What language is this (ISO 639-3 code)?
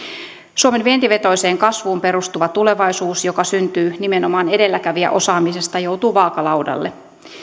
fin